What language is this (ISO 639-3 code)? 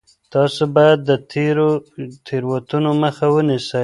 pus